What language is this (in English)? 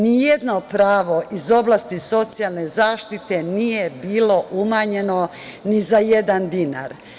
Serbian